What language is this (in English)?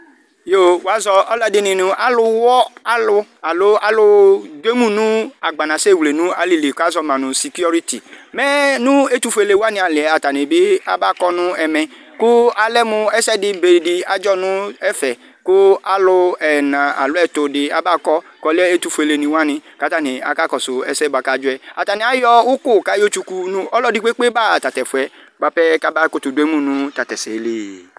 Ikposo